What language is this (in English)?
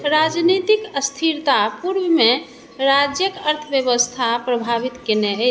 Maithili